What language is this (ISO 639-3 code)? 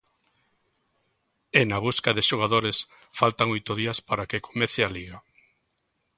glg